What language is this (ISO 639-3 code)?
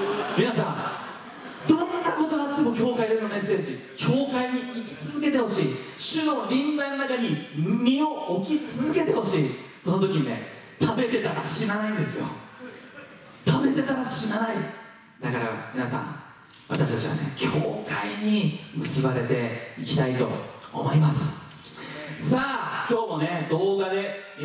jpn